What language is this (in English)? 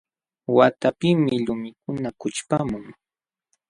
Jauja Wanca Quechua